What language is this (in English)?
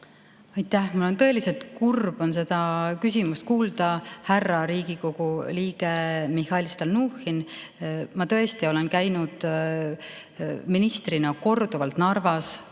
Estonian